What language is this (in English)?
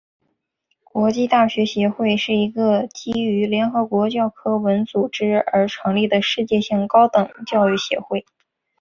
Chinese